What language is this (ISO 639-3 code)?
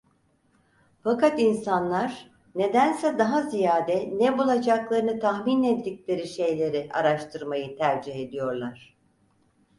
tur